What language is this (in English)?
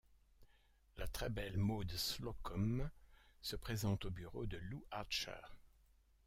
French